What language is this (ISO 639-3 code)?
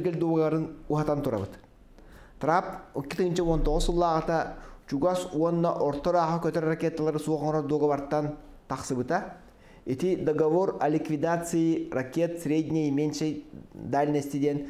tur